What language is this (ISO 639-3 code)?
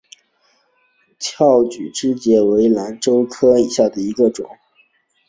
zho